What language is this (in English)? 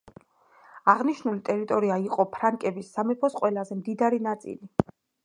Georgian